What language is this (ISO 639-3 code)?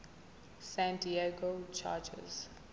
zul